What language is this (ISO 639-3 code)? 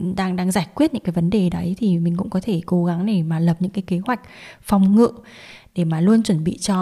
vie